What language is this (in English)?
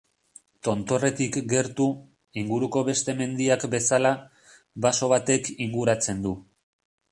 Basque